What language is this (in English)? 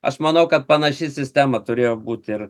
Lithuanian